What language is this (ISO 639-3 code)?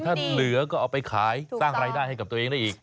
tha